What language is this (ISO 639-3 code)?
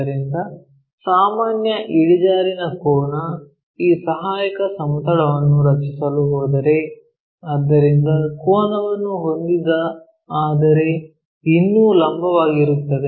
kan